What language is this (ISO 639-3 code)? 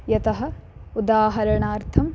san